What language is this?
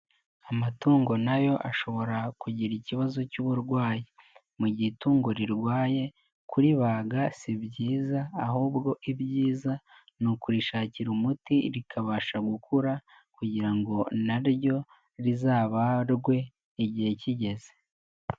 Kinyarwanda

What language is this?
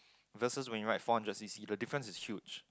English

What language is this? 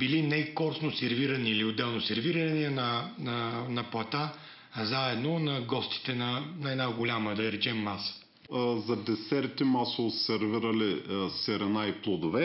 Bulgarian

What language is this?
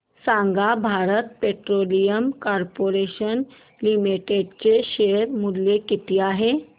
Marathi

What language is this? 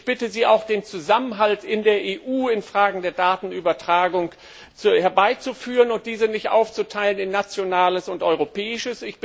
German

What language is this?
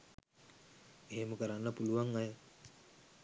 Sinhala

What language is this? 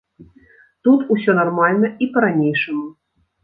Belarusian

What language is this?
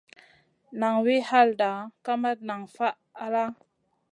Masana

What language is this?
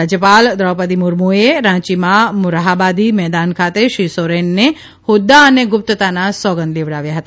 Gujarati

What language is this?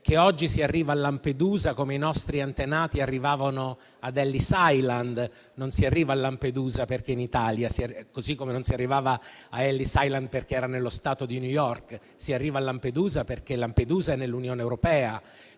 Italian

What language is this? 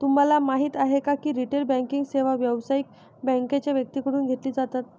Marathi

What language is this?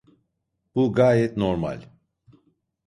Turkish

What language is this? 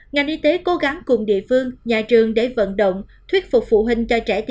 Vietnamese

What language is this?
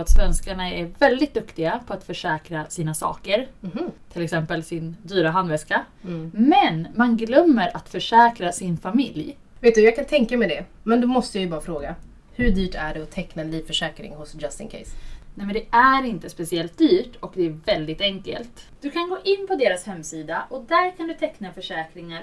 Swedish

